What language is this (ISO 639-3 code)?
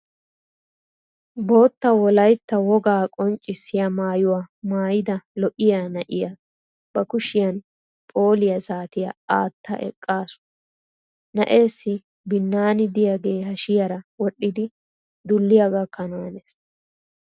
wal